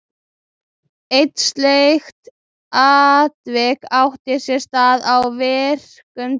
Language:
Icelandic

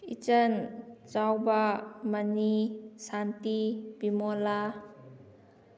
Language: Manipuri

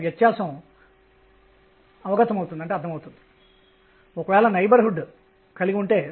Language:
Telugu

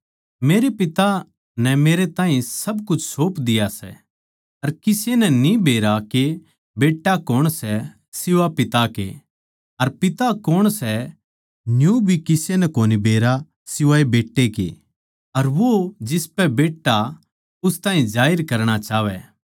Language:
Haryanvi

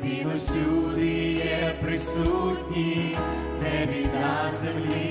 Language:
Ukrainian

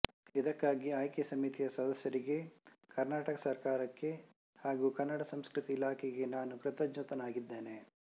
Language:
Kannada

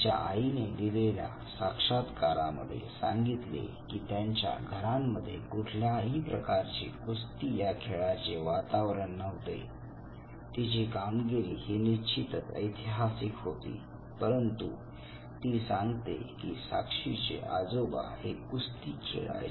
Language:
Marathi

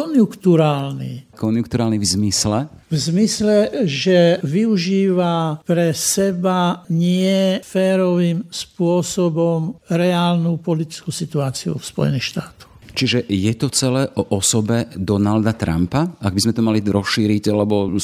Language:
Slovak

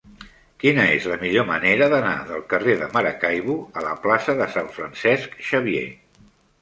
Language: Catalan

